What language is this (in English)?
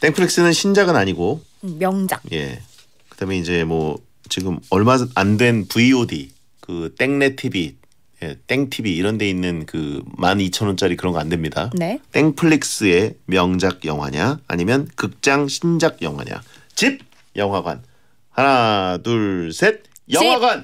Korean